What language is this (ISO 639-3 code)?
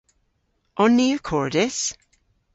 cor